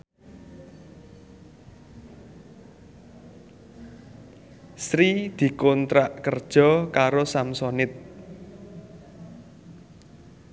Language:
Javanese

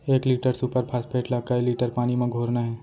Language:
Chhattisgarhi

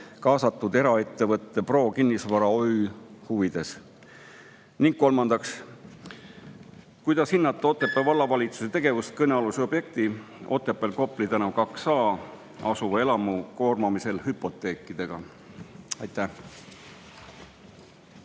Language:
Estonian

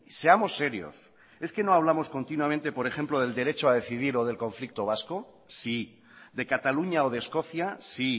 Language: Spanish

